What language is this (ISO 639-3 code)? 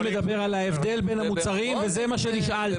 heb